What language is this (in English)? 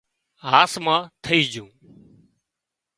Wadiyara Koli